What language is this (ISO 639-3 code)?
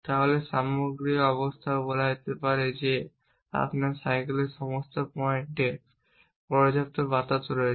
ben